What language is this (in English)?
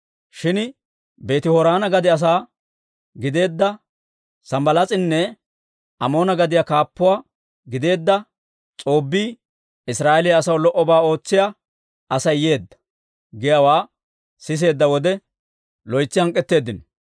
Dawro